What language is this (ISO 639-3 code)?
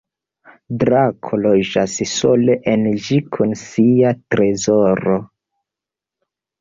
epo